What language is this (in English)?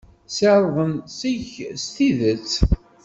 Kabyle